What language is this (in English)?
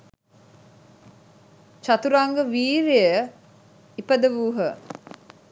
Sinhala